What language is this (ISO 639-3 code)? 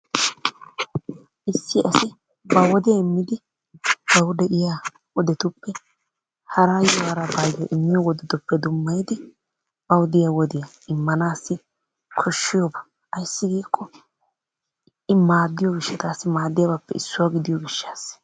wal